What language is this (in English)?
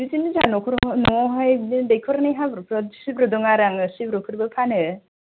Bodo